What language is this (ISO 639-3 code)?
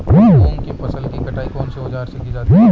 hin